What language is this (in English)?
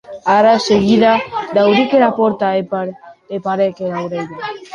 Occitan